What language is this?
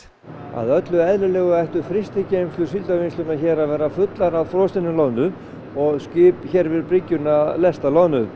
Icelandic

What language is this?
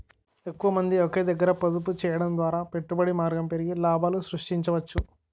Telugu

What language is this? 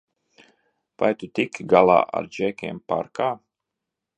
Latvian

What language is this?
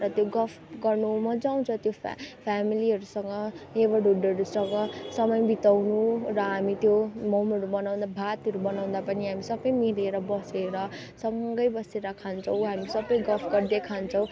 Nepali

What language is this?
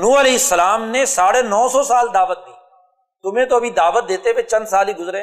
Urdu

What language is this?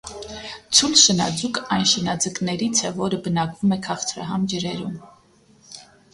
Armenian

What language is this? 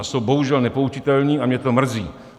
Czech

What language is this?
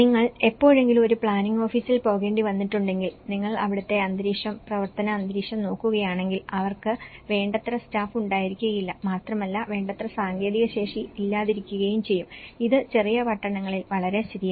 Malayalam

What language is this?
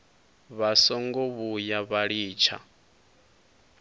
Venda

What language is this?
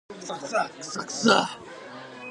Japanese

